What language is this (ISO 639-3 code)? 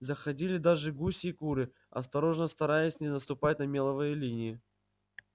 rus